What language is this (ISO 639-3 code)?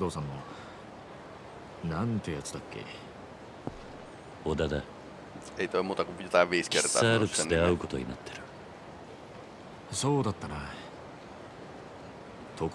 jpn